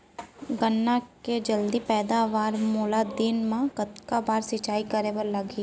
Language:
Chhattisgarhi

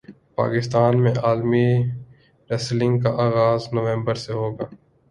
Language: Urdu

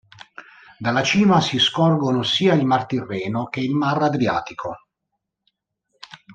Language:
Italian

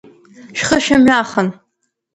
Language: Abkhazian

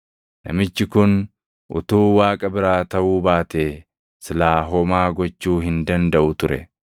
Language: Oromo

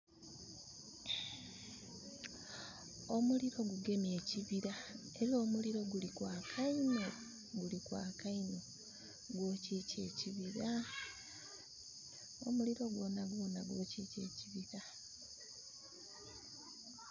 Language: Soga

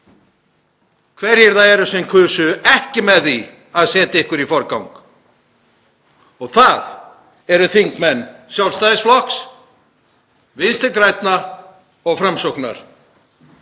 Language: Icelandic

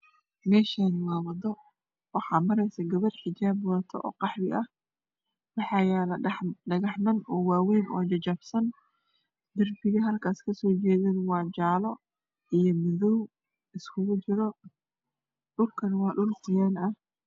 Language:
Somali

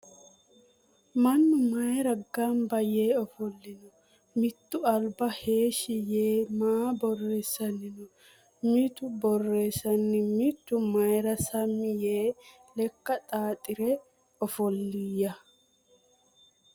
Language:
Sidamo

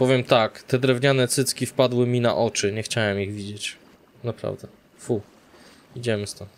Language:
Polish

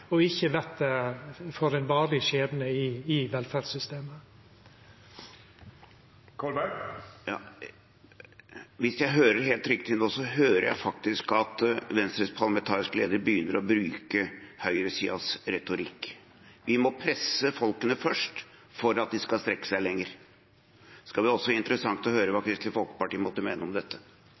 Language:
Norwegian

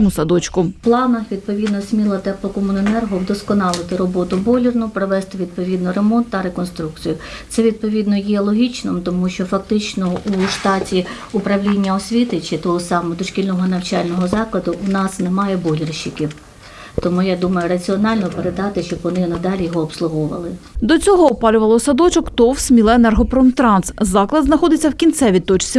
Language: Ukrainian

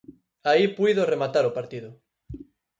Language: Galician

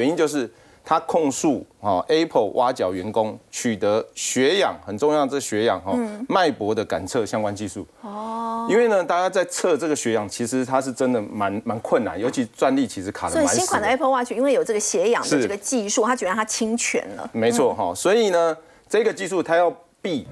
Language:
Chinese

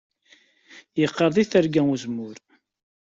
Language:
Kabyle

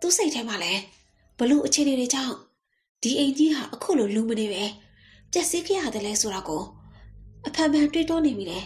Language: Thai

